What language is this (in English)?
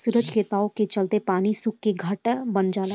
Bhojpuri